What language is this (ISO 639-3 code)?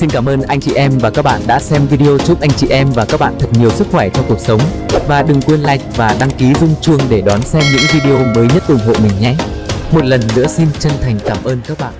vie